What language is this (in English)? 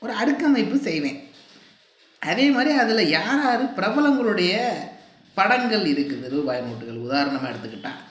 Tamil